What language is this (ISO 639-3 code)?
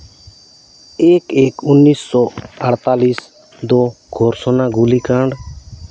sat